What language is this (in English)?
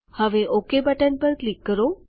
Gujarati